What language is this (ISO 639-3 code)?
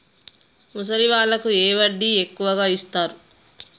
tel